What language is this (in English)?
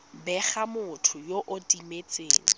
Tswana